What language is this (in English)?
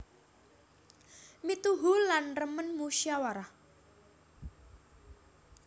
Javanese